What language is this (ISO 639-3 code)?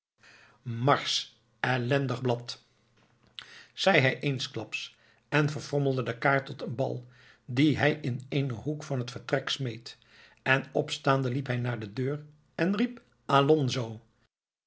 nld